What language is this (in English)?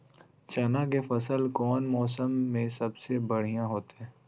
Magahi